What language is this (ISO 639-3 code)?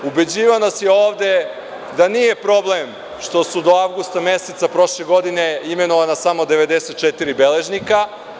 srp